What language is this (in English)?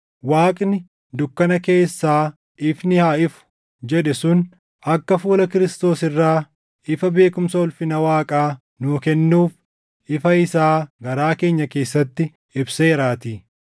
Oromo